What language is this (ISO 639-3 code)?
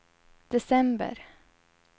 swe